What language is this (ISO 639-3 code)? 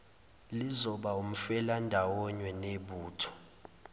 zul